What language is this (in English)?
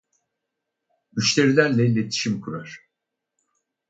Turkish